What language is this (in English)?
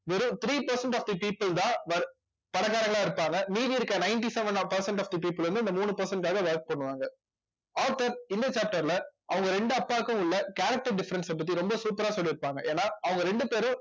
Tamil